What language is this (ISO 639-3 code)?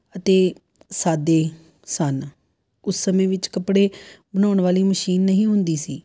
pan